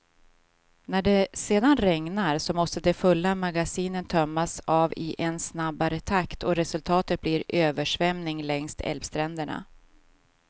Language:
Swedish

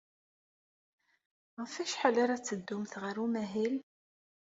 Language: Kabyle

